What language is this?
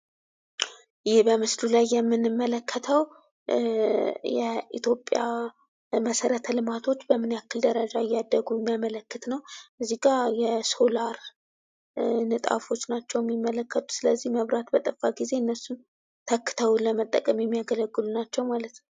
Amharic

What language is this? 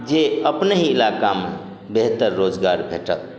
Maithili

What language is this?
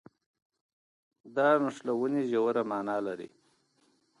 Pashto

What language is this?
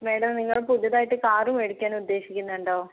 Malayalam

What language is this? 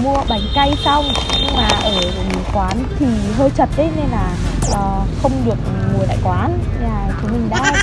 Vietnamese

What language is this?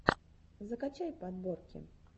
Russian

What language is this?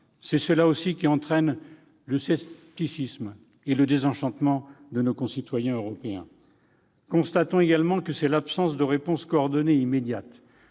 French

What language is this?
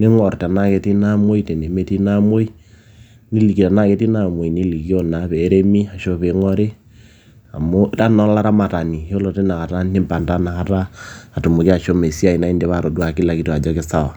Masai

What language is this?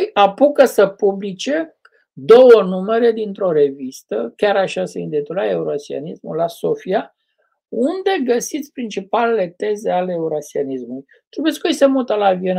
Romanian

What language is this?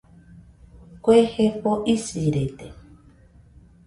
Nüpode Huitoto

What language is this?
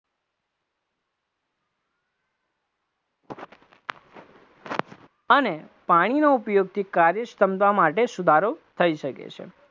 Gujarati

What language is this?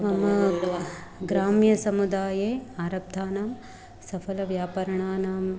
Sanskrit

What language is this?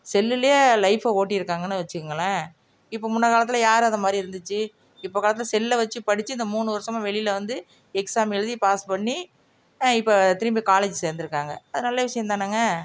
Tamil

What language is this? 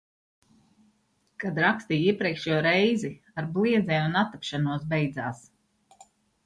Latvian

